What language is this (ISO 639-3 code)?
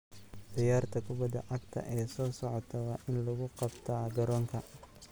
som